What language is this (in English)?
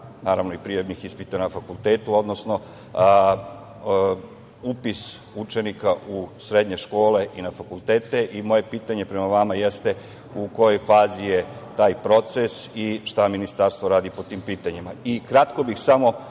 Serbian